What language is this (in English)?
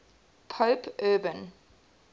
English